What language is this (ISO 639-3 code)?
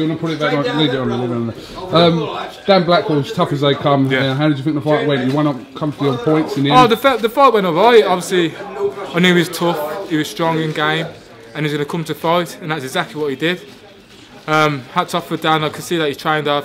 eng